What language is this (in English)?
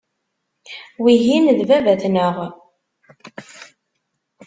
Kabyle